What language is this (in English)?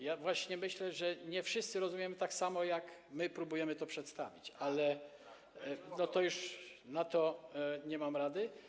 Polish